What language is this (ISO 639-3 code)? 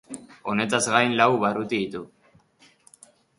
eus